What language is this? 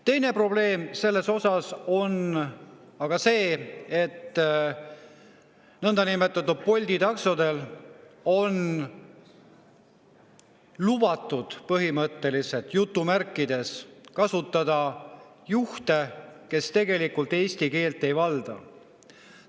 Estonian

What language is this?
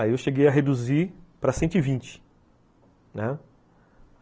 Portuguese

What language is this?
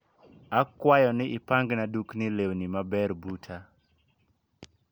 Luo (Kenya and Tanzania)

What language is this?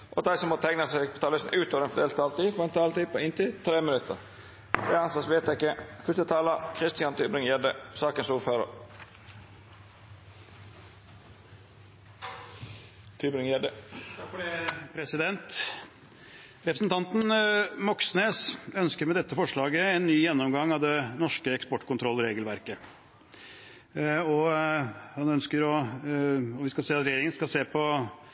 Norwegian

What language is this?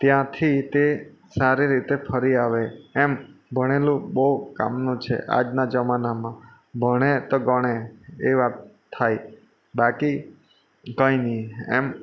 Gujarati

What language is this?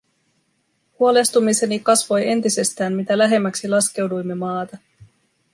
Finnish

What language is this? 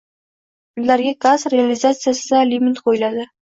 Uzbek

